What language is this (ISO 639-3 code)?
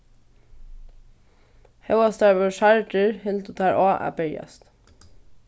fao